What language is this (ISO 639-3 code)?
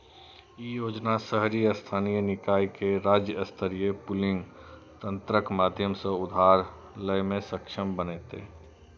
mai